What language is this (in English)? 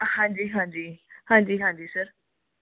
Punjabi